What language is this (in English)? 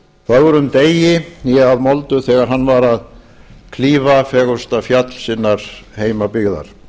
Icelandic